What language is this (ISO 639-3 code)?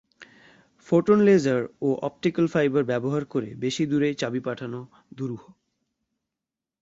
ben